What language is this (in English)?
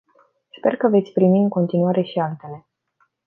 Romanian